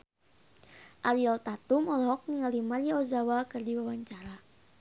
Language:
Sundanese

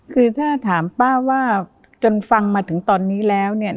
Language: Thai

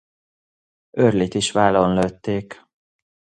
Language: Hungarian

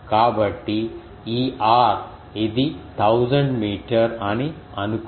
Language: Telugu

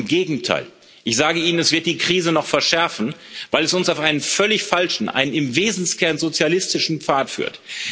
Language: German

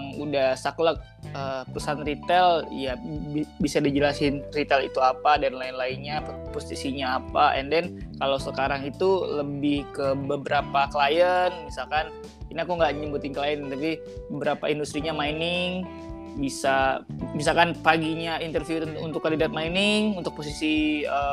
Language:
Indonesian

